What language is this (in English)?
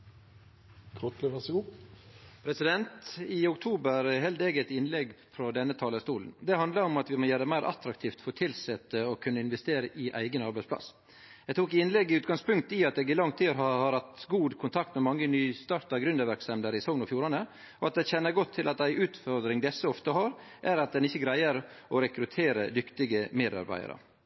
Norwegian